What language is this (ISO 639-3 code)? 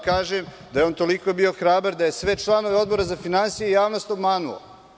srp